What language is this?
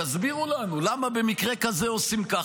Hebrew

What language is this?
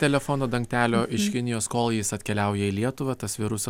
Lithuanian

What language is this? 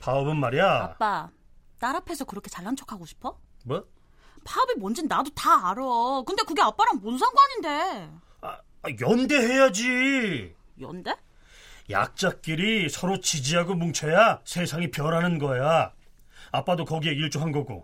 Korean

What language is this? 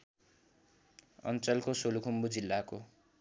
Nepali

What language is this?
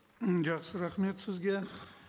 Kazakh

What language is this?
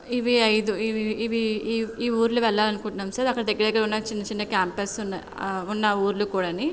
Telugu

